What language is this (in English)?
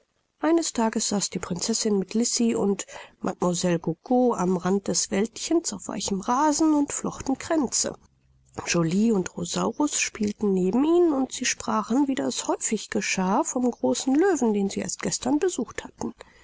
German